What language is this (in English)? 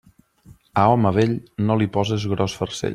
Catalan